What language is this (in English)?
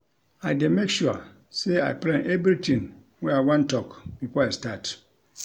Nigerian Pidgin